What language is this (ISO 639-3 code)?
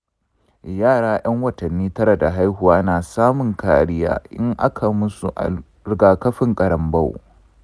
hau